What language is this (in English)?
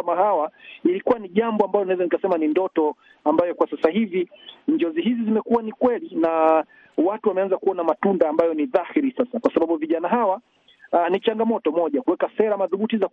Swahili